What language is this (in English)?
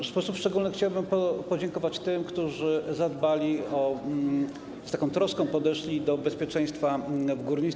Polish